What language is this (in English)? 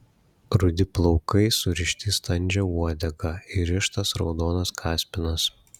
Lithuanian